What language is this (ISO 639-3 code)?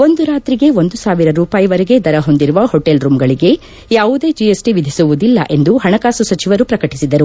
kan